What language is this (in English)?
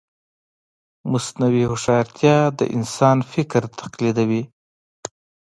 Pashto